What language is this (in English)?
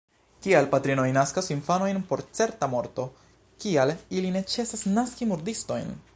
Esperanto